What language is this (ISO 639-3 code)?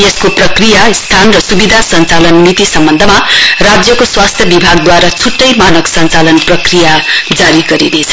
nep